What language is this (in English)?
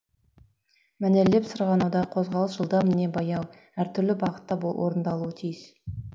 Kazakh